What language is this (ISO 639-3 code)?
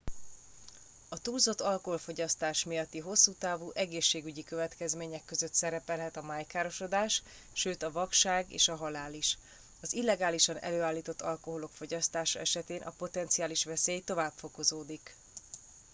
hun